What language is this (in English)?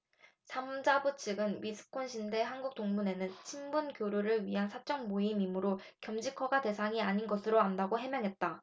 Korean